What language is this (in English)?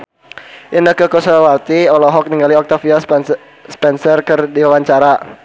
Sundanese